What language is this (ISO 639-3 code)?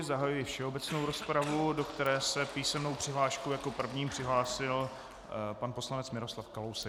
ces